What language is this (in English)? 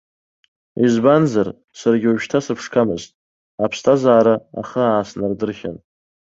Abkhazian